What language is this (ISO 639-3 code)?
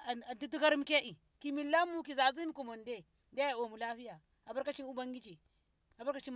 nbh